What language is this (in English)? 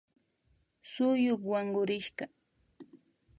Imbabura Highland Quichua